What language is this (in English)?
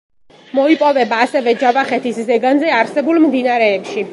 Georgian